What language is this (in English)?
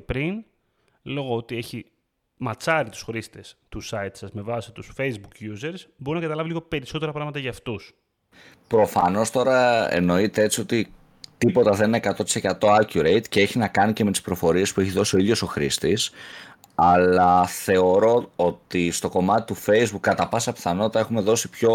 Greek